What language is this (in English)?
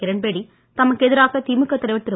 Tamil